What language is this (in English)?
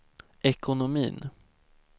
Swedish